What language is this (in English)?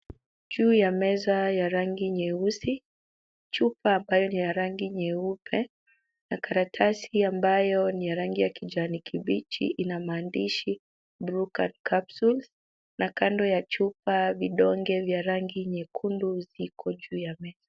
Swahili